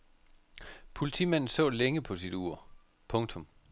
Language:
Danish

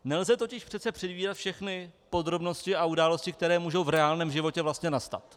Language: Czech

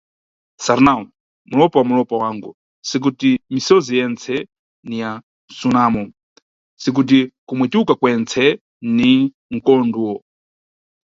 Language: Nyungwe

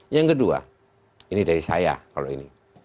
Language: Indonesian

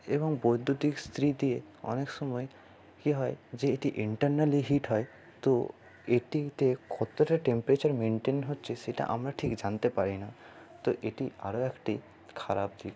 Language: Bangla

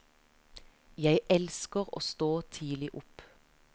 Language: Norwegian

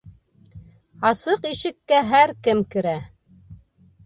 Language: Bashkir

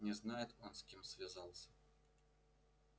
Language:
Russian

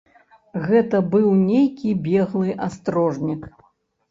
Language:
Belarusian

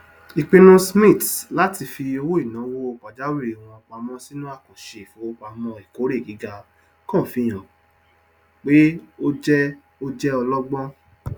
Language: Yoruba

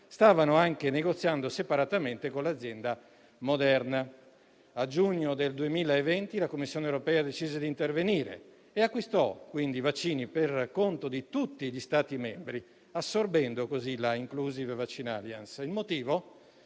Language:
Italian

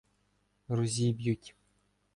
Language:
Ukrainian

